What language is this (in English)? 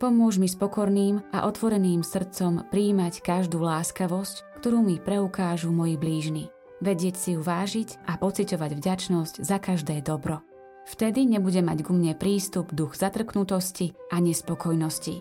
Slovak